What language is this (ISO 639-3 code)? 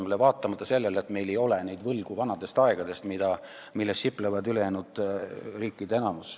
est